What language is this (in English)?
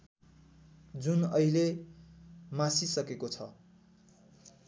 Nepali